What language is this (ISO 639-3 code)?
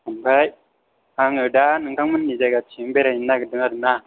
brx